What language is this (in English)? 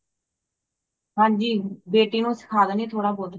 Punjabi